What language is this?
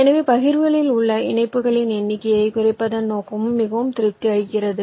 Tamil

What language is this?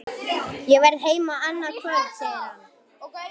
Icelandic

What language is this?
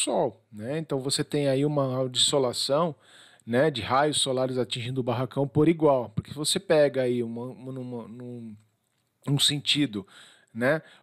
Portuguese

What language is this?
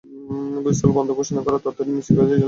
Bangla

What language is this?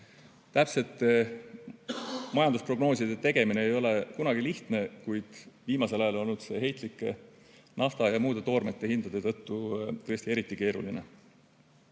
Estonian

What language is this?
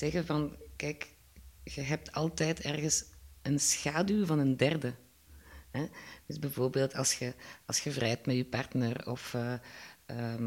Dutch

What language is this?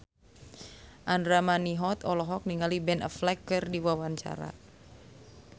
Sundanese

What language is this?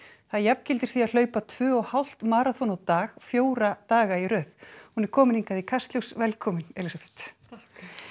Icelandic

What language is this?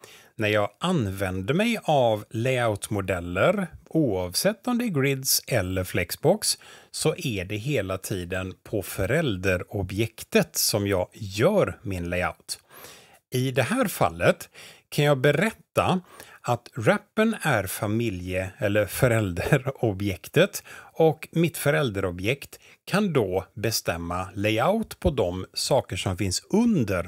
Swedish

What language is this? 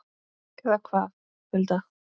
Icelandic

